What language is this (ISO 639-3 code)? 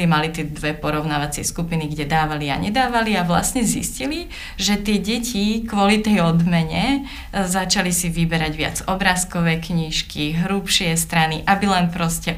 slk